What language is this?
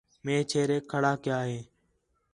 Khetrani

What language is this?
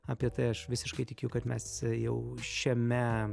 Lithuanian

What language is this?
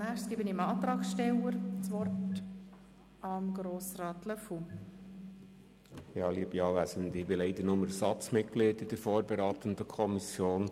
Swiss German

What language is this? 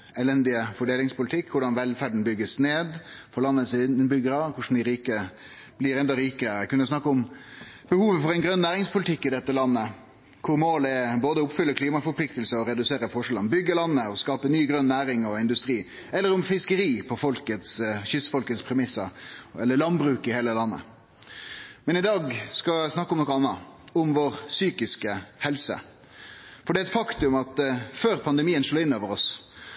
Norwegian Nynorsk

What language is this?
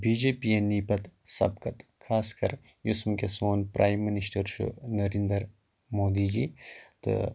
Kashmiri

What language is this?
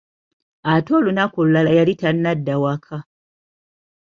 Ganda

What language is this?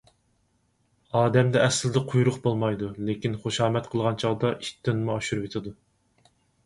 Uyghur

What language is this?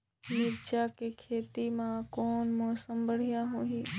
Chhattisgarhi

